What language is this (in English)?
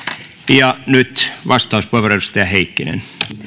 Finnish